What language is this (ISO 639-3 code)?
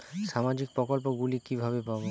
ben